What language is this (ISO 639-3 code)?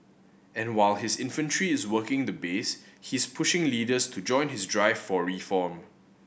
eng